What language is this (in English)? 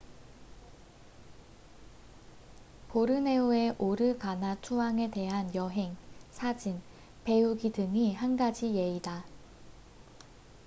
Korean